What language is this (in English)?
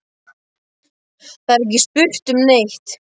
Icelandic